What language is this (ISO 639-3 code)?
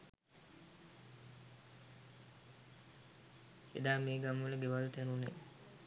sin